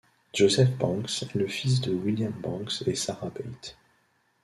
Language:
French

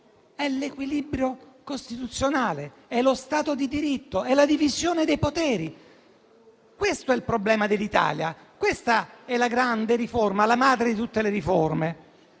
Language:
Italian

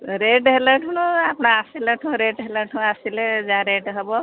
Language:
Odia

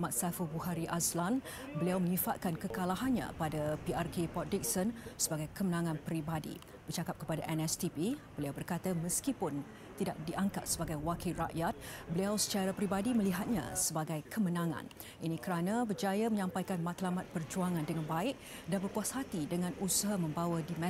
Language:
Malay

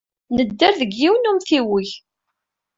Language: Kabyle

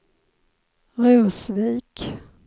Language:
Swedish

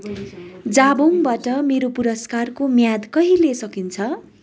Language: Nepali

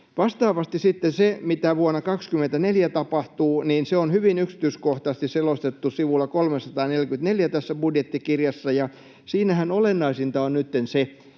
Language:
Finnish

